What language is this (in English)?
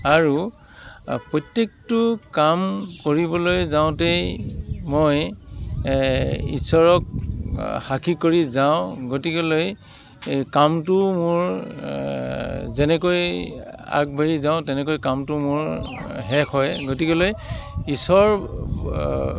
Assamese